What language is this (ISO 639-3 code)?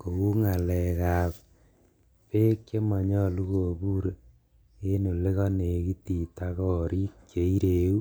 kln